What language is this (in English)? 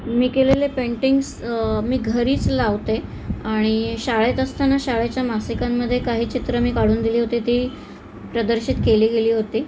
Marathi